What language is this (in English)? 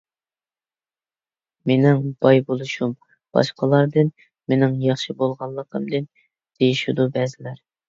Uyghur